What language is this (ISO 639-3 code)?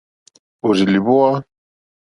bri